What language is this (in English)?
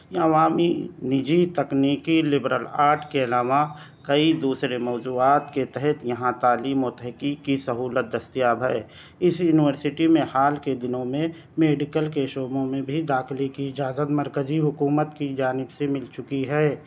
Urdu